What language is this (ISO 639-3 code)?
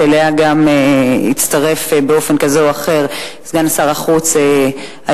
heb